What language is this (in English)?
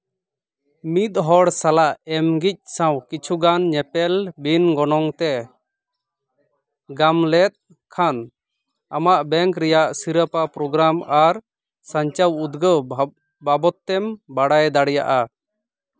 Santali